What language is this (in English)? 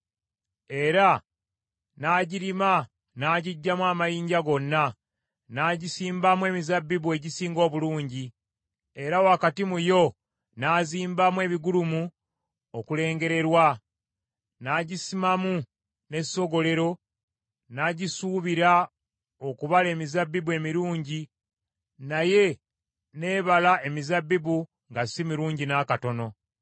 Ganda